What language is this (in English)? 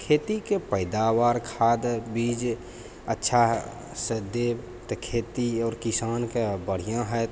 Maithili